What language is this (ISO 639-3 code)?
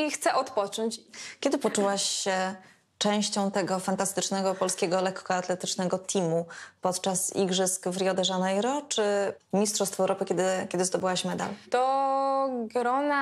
pol